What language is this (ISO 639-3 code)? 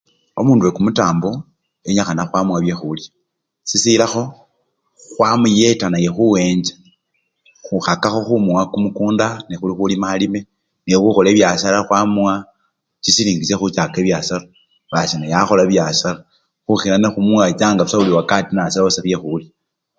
luy